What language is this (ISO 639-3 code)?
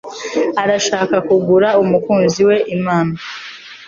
kin